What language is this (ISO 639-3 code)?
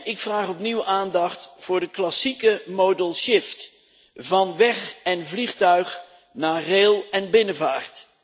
nld